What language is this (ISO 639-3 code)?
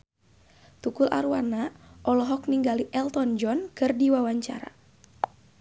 sun